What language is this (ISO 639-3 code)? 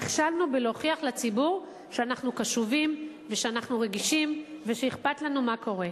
heb